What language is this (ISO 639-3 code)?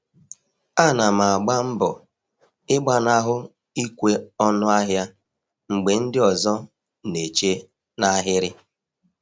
ibo